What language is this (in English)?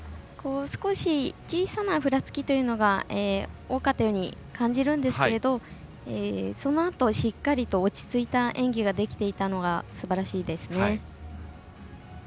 Japanese